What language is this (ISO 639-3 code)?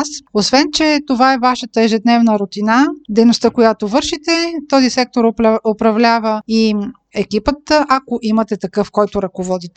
bul